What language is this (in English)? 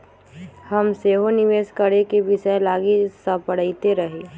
Magahi